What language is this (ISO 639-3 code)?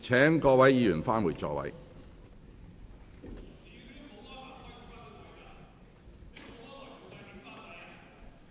yue